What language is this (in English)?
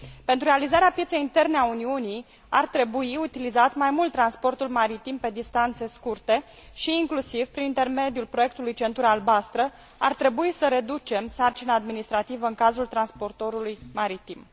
Romanian